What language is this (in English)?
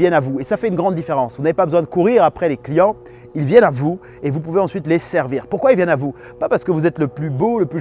French